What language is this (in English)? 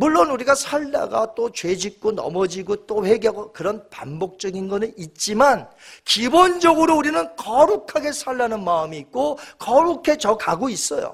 Korean